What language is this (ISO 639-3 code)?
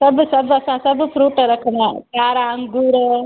snd